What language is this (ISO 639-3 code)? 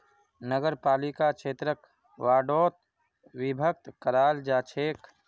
mag